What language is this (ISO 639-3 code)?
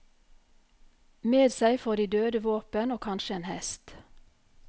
nor